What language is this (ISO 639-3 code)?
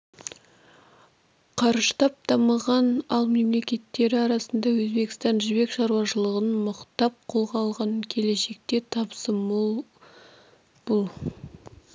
kaz